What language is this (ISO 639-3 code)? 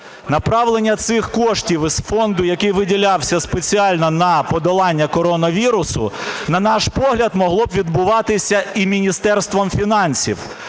ukr